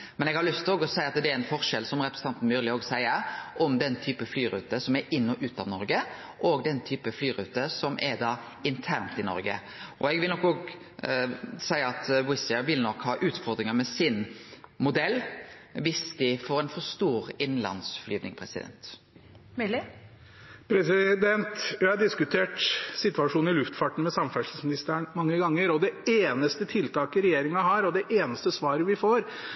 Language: Norwegian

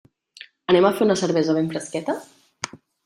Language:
Catalan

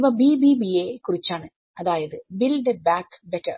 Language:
Malayalam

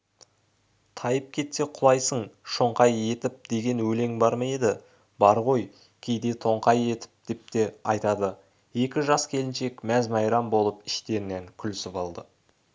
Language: Kazakh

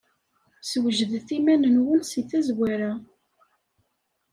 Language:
Kabyle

